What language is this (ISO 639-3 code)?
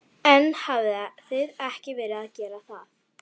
isl